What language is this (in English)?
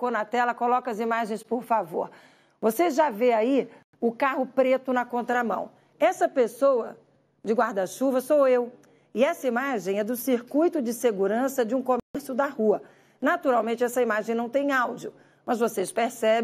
Portuguese